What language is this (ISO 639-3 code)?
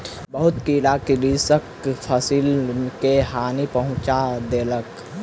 mai